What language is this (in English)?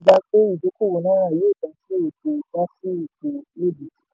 Yoruba